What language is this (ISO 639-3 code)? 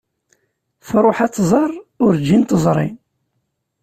kab